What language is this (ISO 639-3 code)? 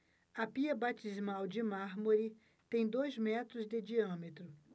por